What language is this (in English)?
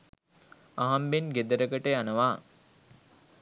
Sinhala